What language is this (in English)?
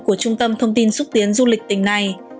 Vietnamese